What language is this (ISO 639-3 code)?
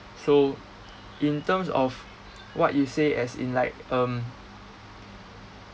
eng